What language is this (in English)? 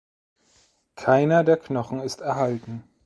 German